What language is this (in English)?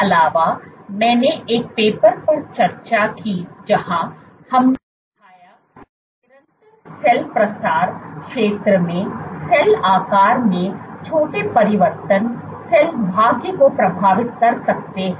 Hindi